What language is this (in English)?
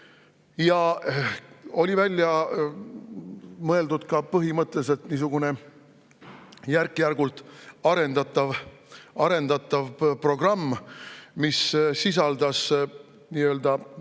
Estonian